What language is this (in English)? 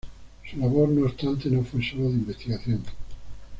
Spanish